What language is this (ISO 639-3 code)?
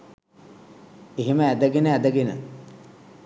sin